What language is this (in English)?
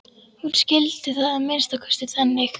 Icelandic